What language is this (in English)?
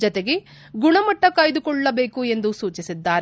Kannada